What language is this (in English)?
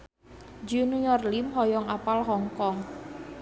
Sundanese